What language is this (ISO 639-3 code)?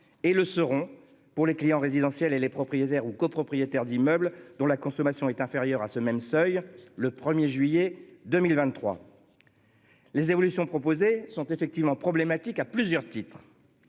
fra